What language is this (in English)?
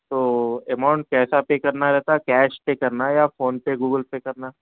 Urdu